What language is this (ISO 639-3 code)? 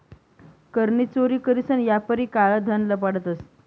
mar